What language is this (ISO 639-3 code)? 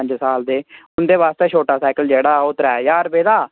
doi